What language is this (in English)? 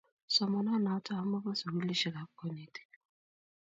Kalenjin